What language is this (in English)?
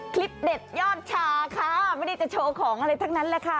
Thai